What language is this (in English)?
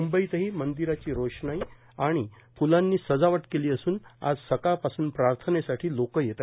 Marathi